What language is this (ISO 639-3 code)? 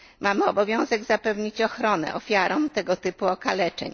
pol